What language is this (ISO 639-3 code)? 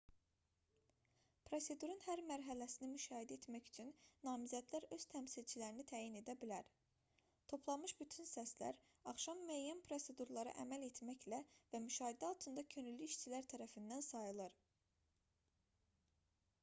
aze